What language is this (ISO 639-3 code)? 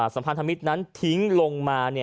tha